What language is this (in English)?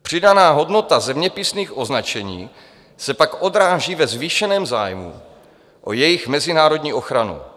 Czech